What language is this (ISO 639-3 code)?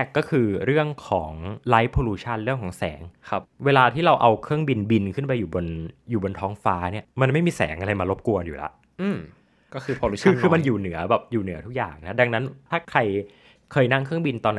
tha